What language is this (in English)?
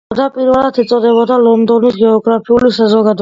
Georgian